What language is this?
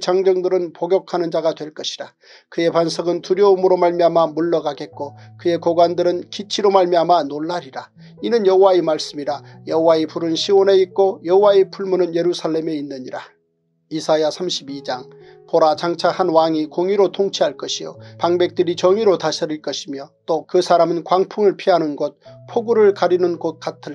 Korean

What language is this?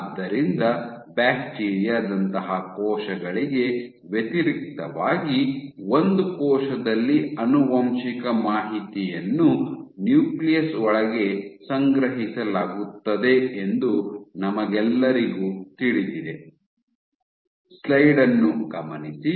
Kannada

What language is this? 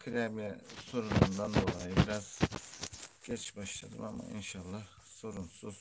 Turkish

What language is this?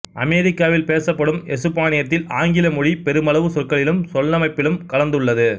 Tamil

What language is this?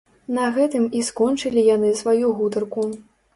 Belarusian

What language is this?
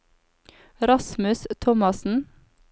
Norwegian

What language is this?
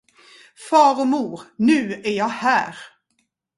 Swedish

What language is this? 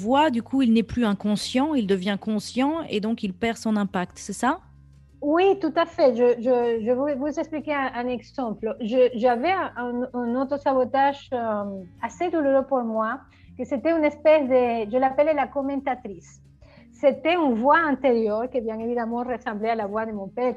French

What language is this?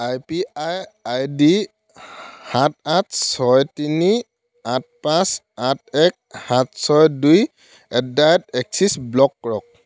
Assamese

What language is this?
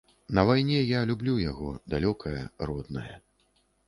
Belarusian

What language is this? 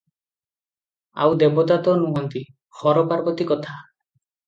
Odia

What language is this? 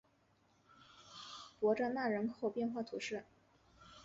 Chinese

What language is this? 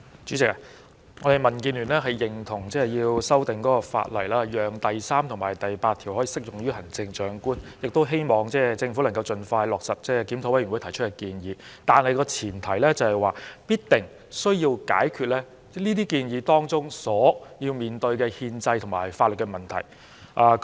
Cantonese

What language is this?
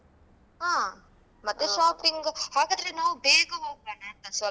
Kannada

